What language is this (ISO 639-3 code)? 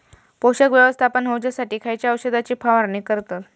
mar